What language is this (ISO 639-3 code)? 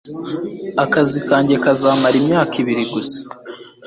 kin